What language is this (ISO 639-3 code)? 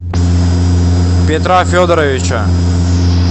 rus